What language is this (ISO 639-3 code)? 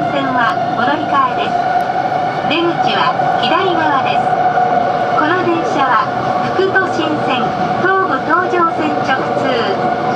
jpn